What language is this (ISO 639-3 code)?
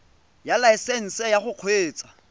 tsn